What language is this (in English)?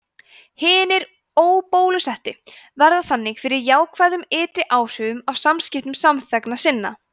Icelandic